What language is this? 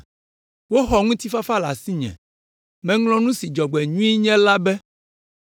Ewe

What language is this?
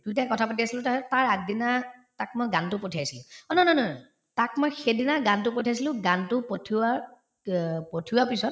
Assamese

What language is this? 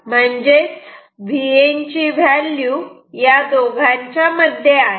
Marathi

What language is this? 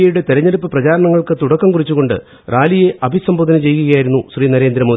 Malayalam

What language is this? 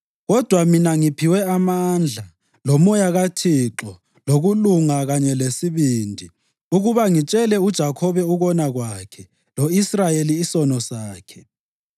North Ndebele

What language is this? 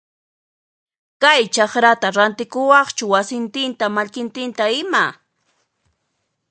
Puno Quechua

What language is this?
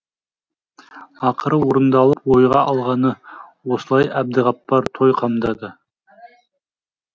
Kazakh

